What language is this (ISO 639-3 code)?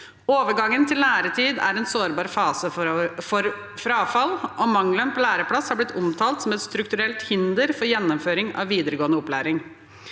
nor